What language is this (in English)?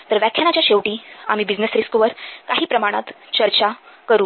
Marathi